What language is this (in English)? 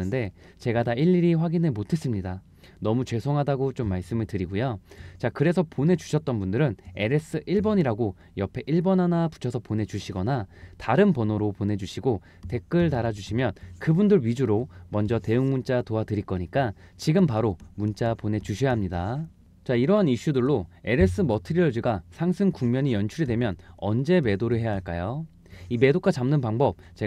Korean